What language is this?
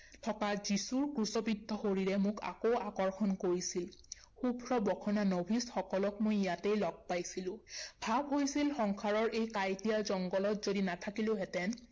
Assamese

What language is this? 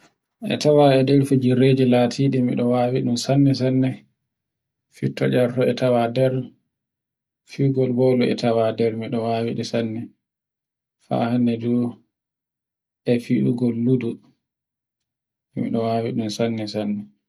Borgu Fulfulde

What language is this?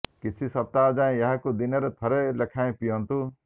Odia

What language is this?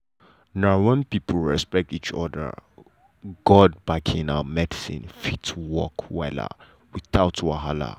Nigerian Pidgin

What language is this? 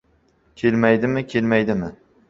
Uzbek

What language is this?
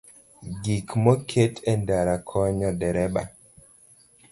Luo (Kenya and Tanzania)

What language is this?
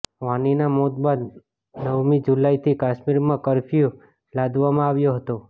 Gujarati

